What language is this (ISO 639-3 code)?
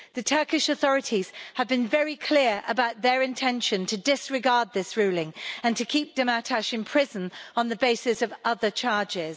eng